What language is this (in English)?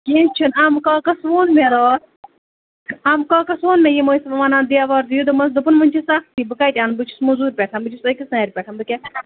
Kashmiri